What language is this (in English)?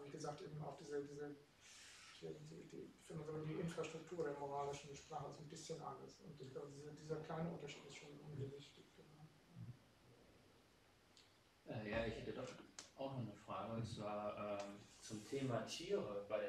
German